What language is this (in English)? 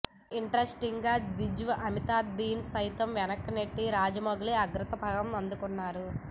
Telugu